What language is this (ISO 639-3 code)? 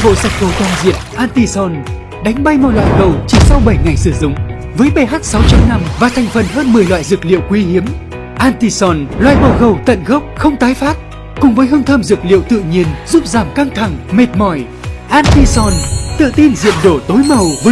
vie